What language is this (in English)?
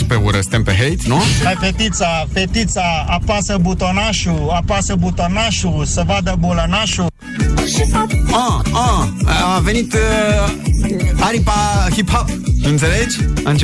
Romanian